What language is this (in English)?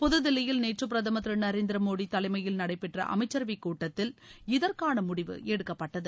Tamil